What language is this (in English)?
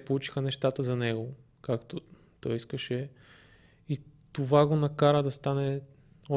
Bulgarian